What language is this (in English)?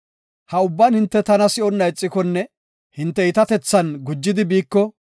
Gofa